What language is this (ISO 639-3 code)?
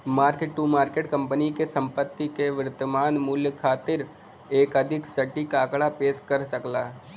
bho